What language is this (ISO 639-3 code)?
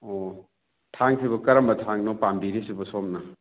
mni